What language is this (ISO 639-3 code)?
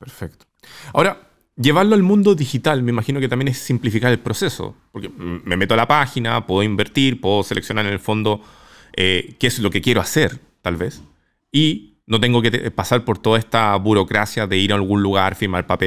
spa